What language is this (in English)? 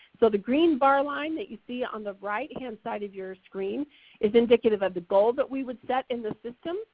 English